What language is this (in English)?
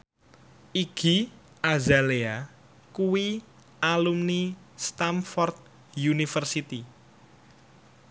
Javanese